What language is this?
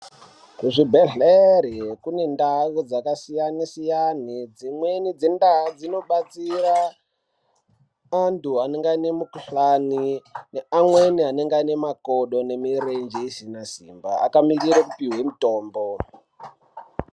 Ndau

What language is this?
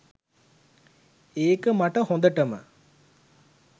Sinhala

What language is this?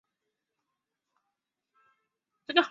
Chinese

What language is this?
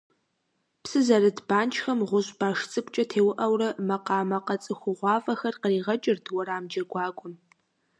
Kabardian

